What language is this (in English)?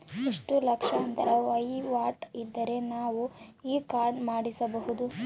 Kannada